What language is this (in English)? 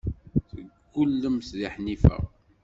Kabyle